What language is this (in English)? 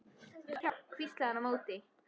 Icelandic